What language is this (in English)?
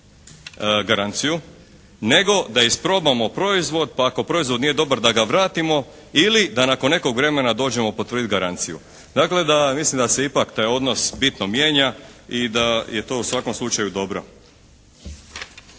Croatian